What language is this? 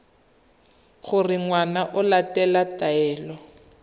Tswana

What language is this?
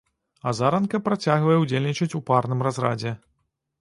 Belarusian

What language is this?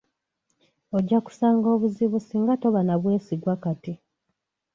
Ganda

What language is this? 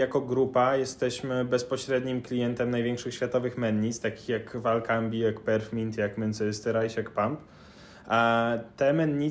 Polish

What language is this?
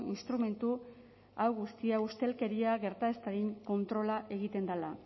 Basque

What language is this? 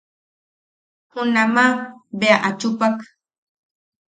Yaqui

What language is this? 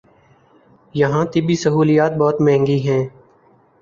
Urdu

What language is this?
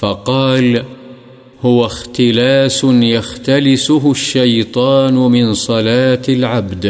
Urdu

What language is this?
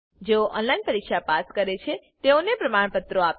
Gujarati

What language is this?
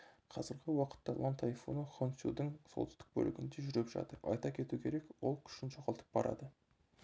Kazakh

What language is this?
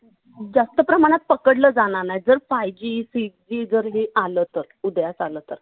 Marathi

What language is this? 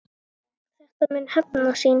Icelandic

